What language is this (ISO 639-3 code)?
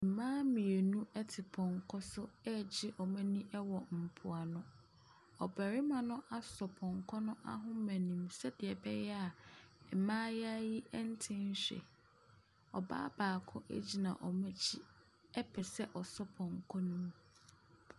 aka